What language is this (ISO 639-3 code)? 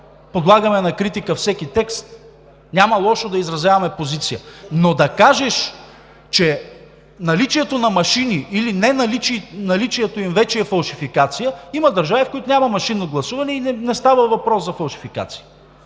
bul